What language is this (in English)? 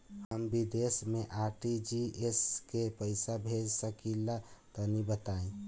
Bhojpuri